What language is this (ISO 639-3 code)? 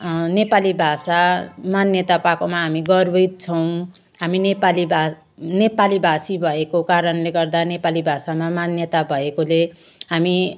nep